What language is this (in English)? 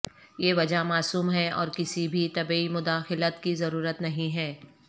Urdu